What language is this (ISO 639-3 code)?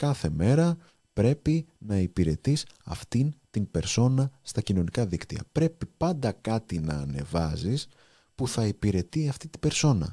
ell